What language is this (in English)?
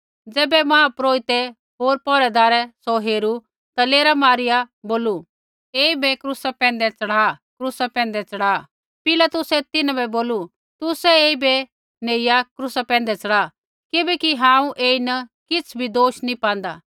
Kullu Pahari